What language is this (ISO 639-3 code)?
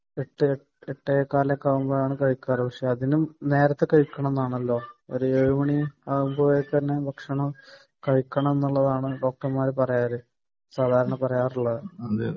mal